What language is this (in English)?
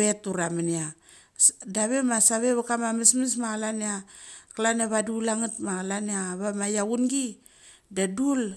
Mali